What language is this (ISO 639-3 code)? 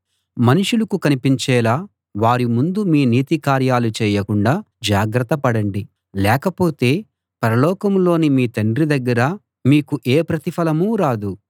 tel